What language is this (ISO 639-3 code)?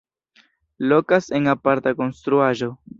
epo